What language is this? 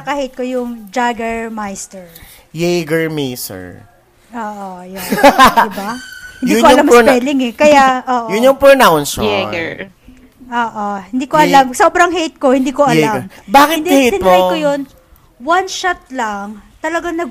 Filipino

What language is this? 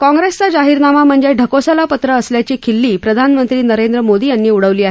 Marathi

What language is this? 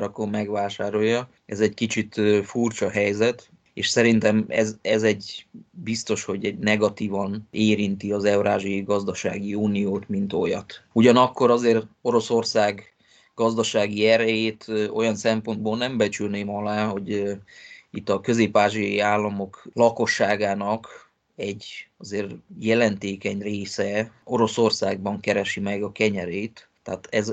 Hungarian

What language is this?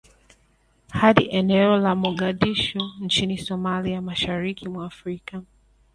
Swahili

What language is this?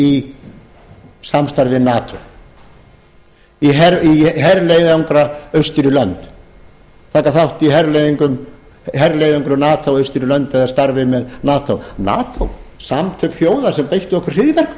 Icelandic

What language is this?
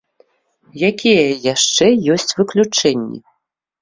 Belarusian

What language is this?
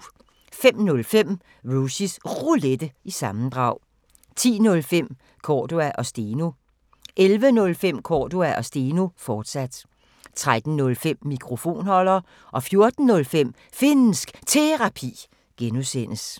Danish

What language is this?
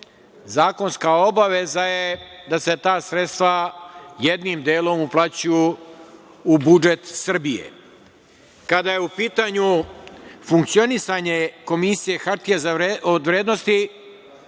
Serbian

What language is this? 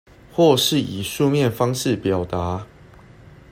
Chinese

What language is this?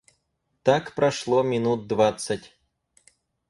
Russian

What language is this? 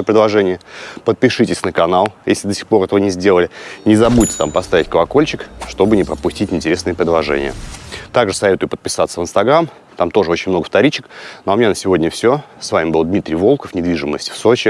Russian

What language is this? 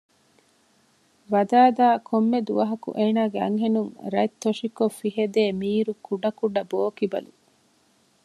Divehi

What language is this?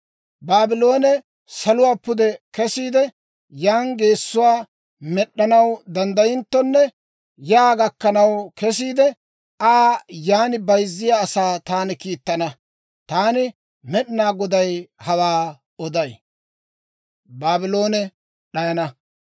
Dawro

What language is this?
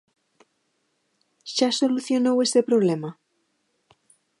Galician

